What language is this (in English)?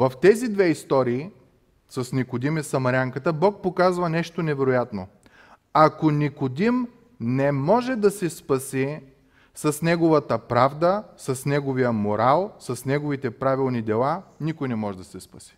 Bulgarian